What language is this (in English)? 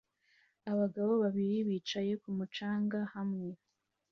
Kinyarwanda